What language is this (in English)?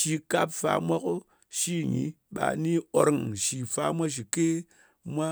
Ngas